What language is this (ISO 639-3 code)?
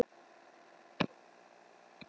isl